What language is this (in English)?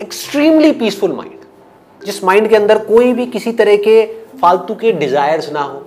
Hindi